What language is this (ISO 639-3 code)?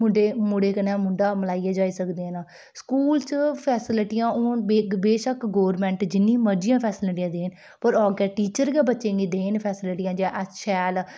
doi